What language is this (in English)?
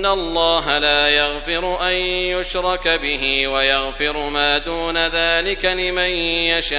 Arabic